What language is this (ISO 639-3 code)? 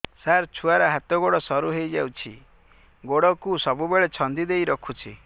ori